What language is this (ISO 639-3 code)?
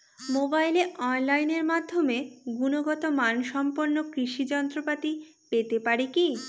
ben